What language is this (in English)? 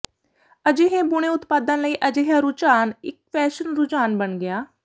Punjabi